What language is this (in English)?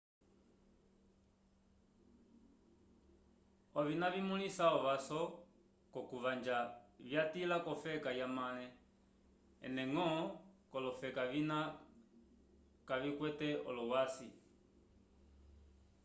Umbundu